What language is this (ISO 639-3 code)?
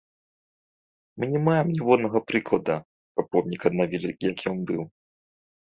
bel